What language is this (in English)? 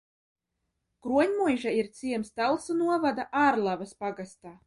Latvian